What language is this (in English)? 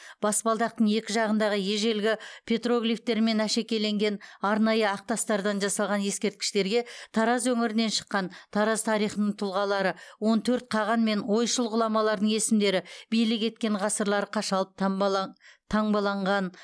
Kazakh